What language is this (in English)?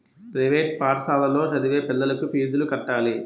Telugu